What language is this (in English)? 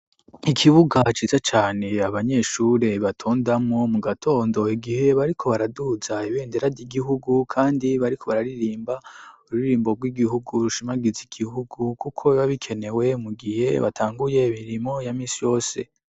Rundi